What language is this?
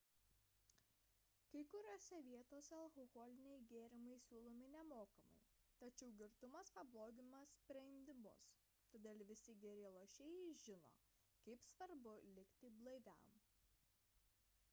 Lithuanian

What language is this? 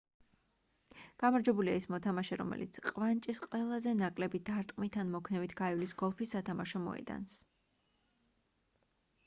Georgian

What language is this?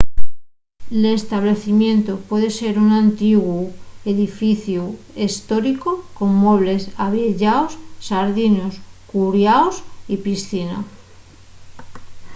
Asturian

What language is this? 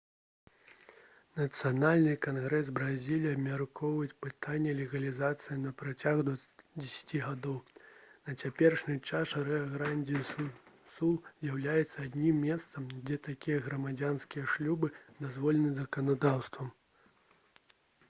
Belarusian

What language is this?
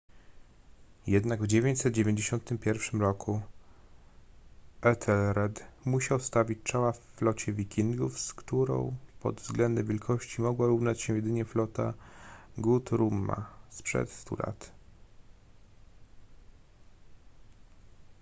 Polish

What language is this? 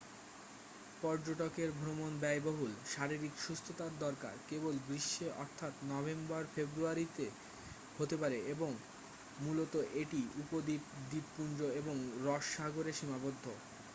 Bangla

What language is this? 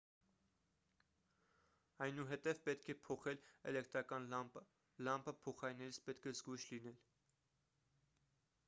Armenian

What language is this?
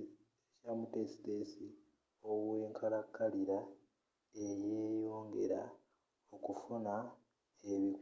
Ganda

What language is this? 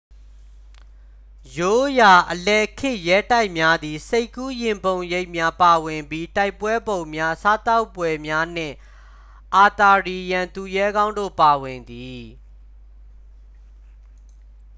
Burmese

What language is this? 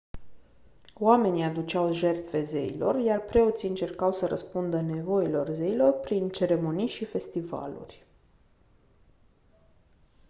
Romanian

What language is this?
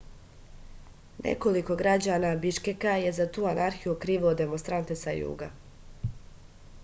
Serbian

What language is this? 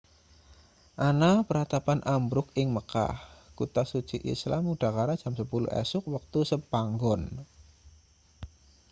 Javanese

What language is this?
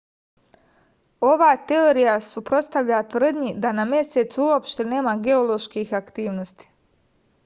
Serbian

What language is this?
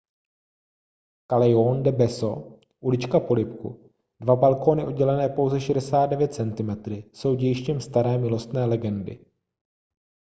Czech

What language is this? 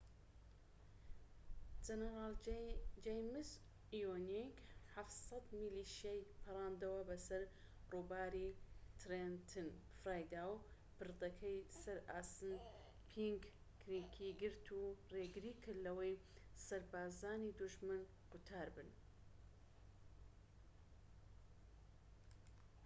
Central Kurdish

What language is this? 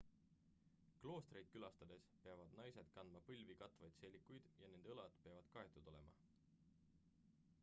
Estonian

